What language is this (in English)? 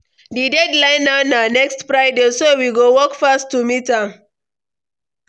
Nigerian Pidgin